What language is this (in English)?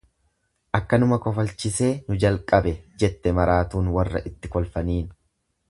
Oromo